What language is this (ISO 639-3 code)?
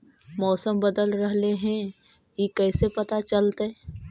mag